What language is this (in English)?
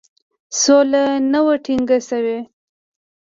Pashto